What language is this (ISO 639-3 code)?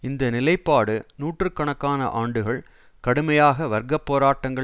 tam